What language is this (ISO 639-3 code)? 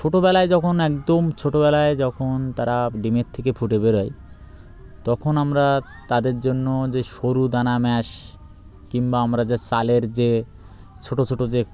ben